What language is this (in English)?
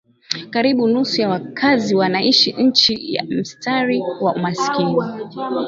Swahili